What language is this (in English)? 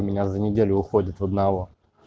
Russian